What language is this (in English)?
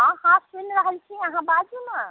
Maithili